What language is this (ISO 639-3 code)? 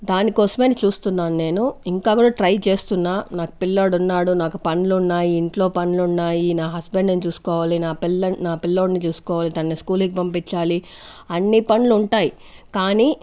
tel